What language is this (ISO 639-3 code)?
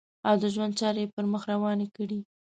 pus